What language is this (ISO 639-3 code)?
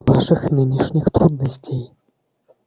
rus